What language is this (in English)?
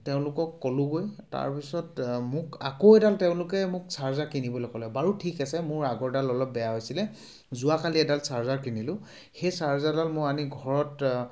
Assamese